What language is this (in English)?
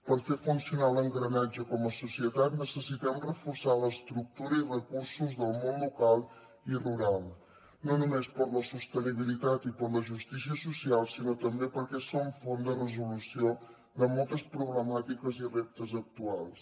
Catalan